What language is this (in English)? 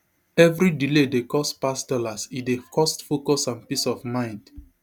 Nigerian Pidgin